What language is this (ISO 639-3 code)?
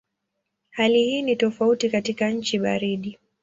swa